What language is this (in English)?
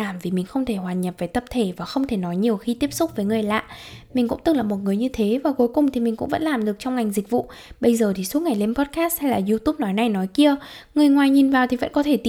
Vietnamese